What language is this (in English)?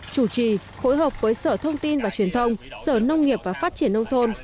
Vietnamese